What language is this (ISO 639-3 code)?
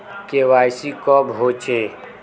mag